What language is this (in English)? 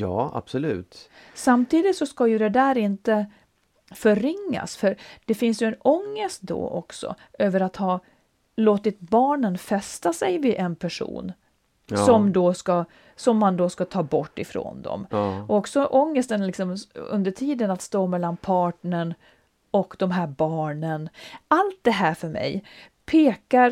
Swedish